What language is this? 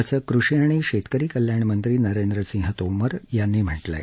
Marathi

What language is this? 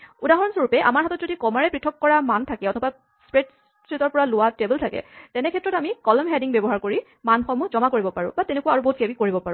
Assamese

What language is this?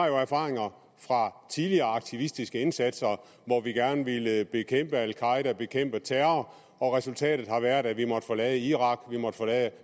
Danish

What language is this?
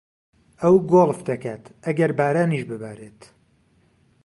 Central Kurdish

